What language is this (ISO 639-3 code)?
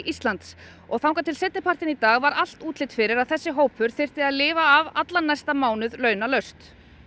isl